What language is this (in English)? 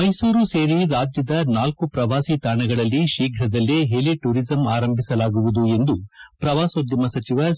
Kannada